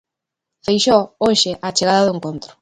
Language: Galician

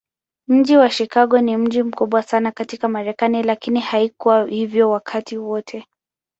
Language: Swahili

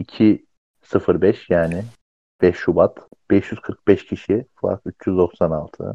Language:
Turkish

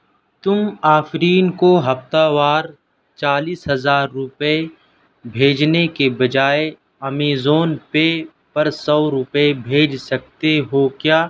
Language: Urdu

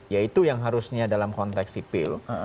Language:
Indonesian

